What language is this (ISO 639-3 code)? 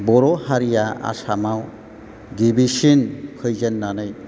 brx